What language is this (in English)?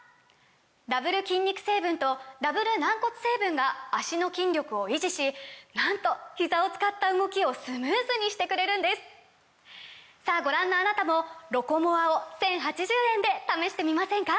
Japanese